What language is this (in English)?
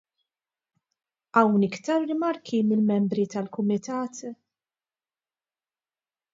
Maltese